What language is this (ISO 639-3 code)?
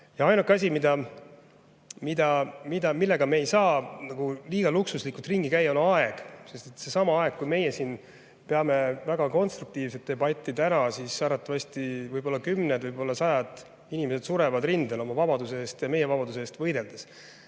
est